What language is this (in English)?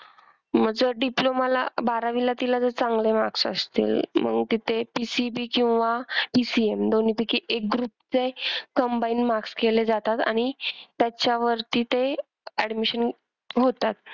Marathi